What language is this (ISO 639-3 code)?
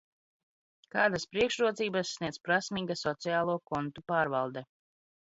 lav